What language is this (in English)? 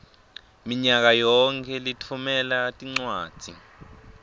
Swati